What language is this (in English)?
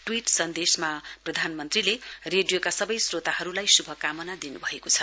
Nepali